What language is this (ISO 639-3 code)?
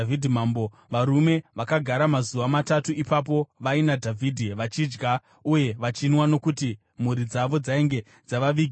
sna